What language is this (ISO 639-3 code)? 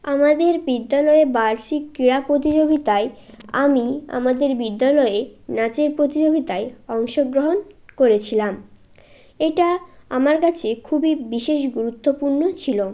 ben